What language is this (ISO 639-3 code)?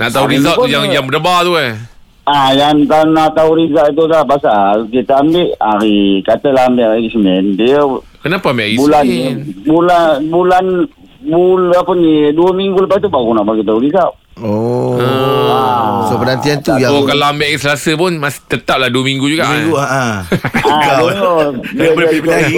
msa